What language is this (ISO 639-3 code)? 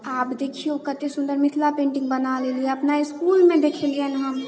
mai